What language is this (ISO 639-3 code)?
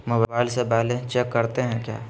mag